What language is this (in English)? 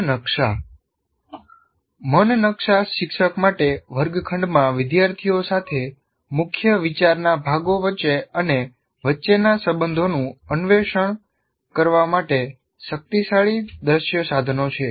Gujarati